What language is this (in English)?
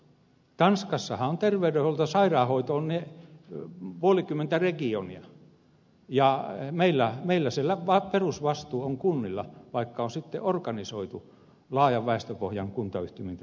Finnish